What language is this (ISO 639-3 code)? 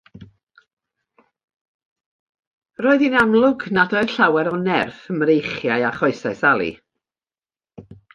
cym